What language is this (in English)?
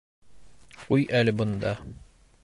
Bashkir